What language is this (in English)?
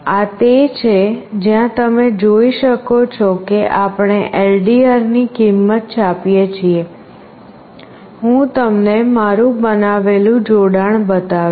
Gujarati